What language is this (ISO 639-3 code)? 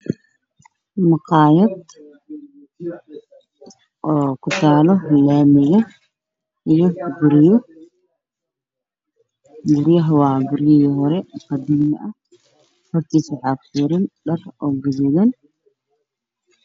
som